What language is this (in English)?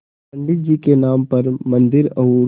Hindi